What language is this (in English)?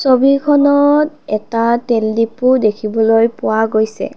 Assamese